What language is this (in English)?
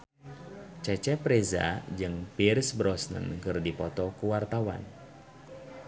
Sundanese